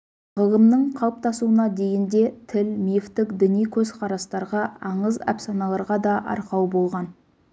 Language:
Kazakh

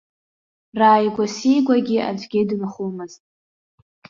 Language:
Abkhazian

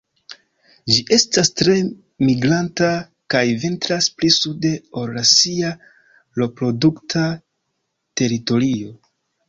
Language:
Esperanto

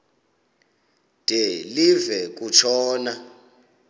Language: Xhosa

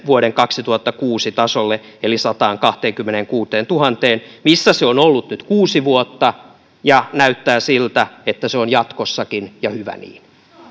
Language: Finnish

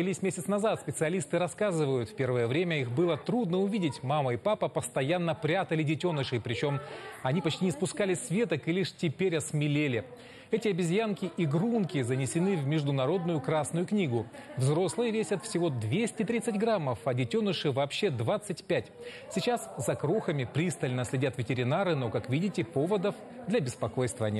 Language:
Russian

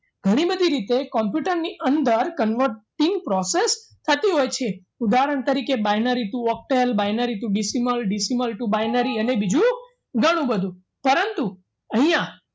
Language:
Gujarati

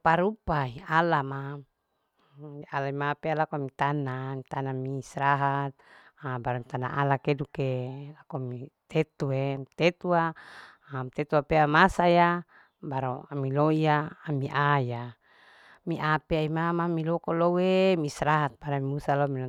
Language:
Larike-Wakasihu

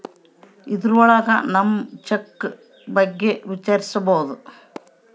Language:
Kannada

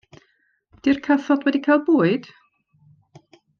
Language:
Welsh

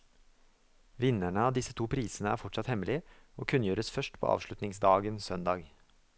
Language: Norwegian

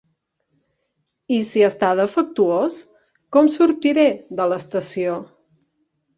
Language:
Catalan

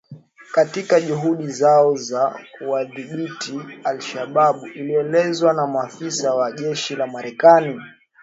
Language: Swahili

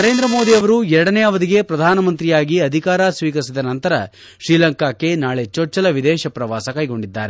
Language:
Kannada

